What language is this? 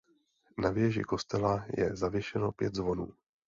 Czech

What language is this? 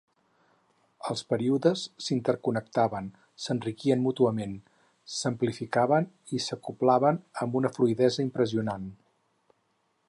Catalan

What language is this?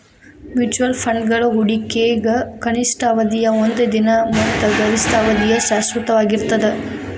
Kannada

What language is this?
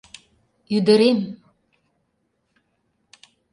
Mari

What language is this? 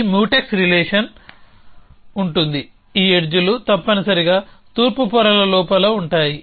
Telugu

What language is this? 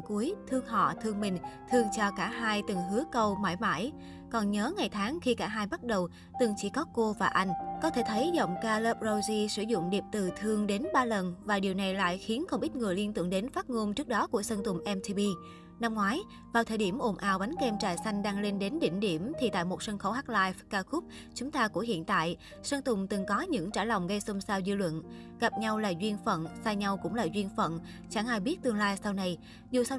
Vietnamese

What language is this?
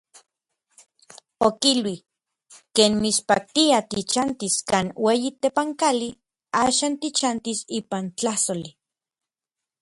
Orizaba Nahuatl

